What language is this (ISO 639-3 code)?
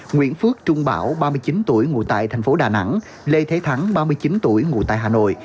vie